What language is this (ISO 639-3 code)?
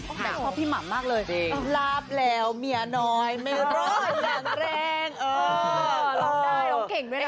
tha